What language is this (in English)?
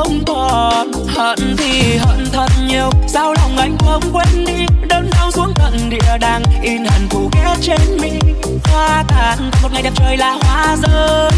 Vietnamese